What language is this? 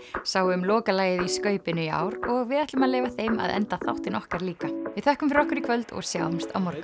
Icelandic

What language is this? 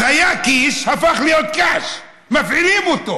Hebrew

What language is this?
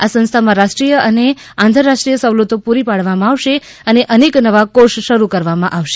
Gujarati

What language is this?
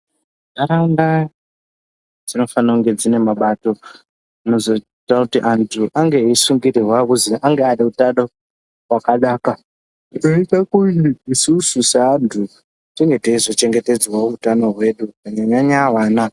Ndau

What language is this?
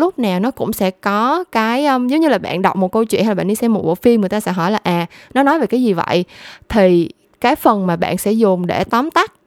Vietnamese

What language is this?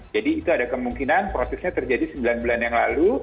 Indonesian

